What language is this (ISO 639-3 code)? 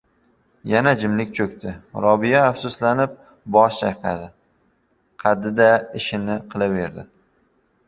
uzb